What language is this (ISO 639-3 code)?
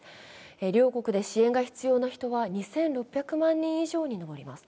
jpn